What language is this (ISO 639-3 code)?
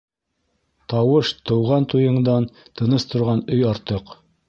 bak